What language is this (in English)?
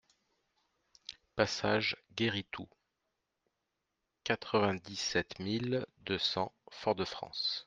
French